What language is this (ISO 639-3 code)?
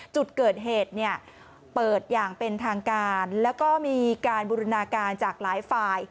tha